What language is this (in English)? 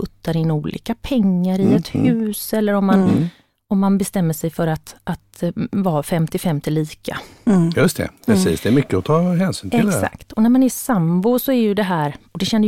Swedish